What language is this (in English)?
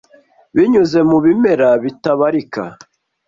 Kinyarwanda